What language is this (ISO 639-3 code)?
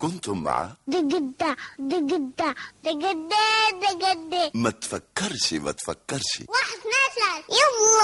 ara